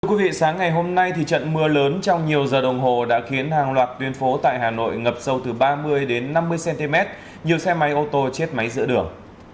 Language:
Vietnamese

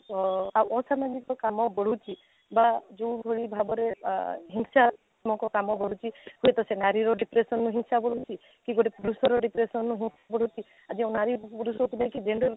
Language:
Odia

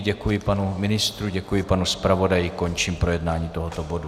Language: Czech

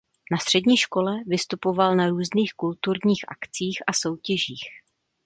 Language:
Czech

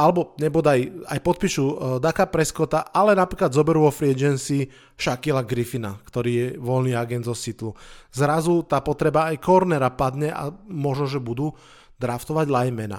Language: Slovak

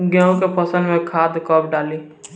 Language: Bhojpuri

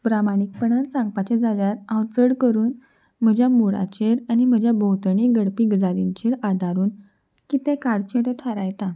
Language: Konkani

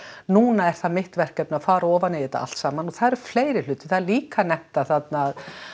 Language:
Icelandic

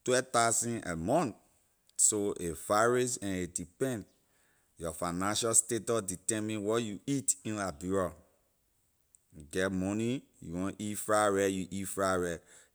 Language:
Liberian English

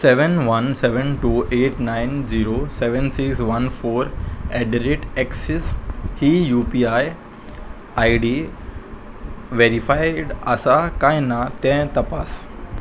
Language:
Konkani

